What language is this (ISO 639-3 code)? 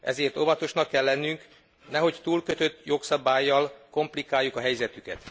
hun